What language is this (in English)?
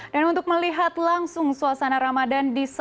Indonesian